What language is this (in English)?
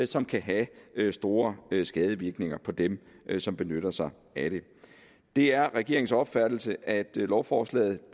Danish